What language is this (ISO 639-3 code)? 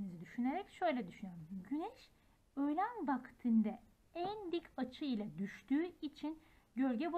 tur